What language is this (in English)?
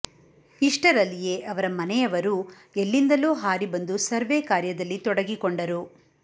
Kannada